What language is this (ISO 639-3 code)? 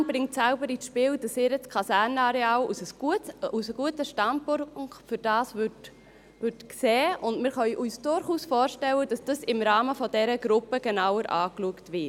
gsw